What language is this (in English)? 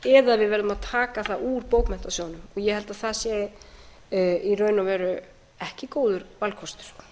Icelandic